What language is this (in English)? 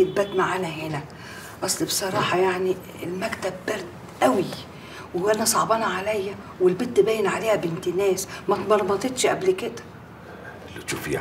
Arabic